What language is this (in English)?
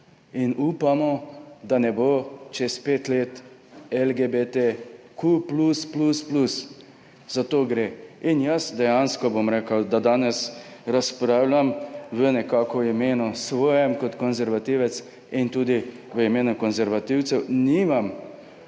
Slovenian